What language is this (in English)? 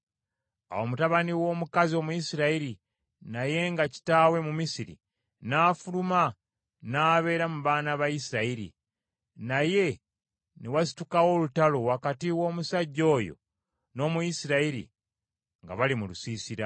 Ganda